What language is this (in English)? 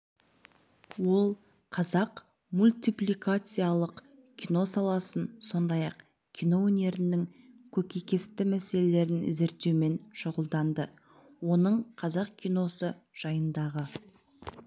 Kazakh